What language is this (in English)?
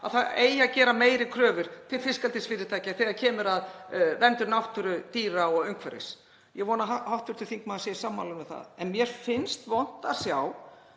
Icelandic